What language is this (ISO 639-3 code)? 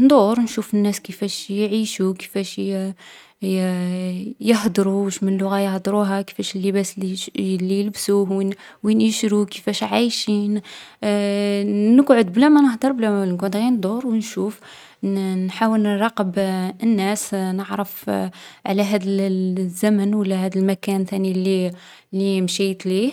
arq